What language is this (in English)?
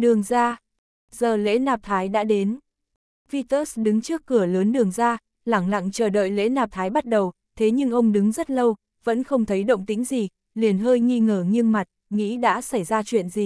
Vietnamese